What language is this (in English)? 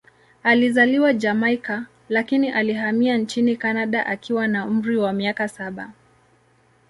Swahili